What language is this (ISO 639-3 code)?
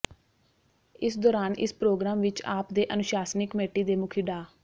pan